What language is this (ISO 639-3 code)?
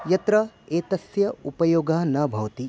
san